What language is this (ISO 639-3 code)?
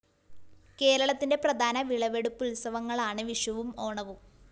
mal